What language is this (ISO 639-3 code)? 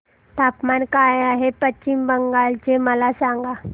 mar